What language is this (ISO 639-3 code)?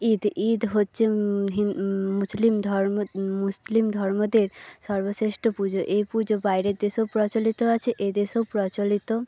ben